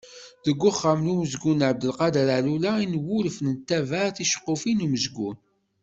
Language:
Kabyle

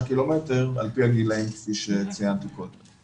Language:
Hebrew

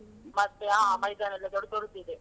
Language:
Kannada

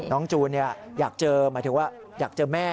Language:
Thai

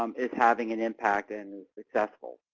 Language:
English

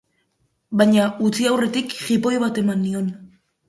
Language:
Basque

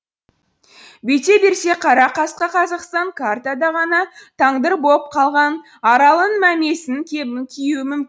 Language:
Kazakh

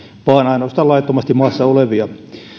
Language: Finnish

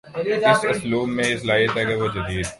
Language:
Urdu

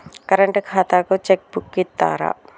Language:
Telugu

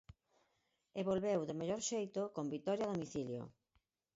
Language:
Galician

